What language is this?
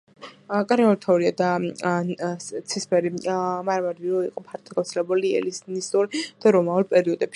Georgian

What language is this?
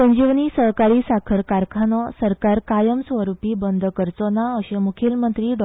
Konkani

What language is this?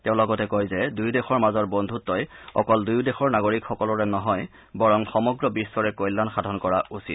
Assamese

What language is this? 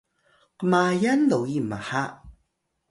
Atayal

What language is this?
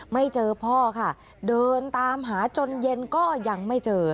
Thai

